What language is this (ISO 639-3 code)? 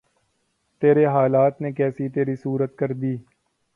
urd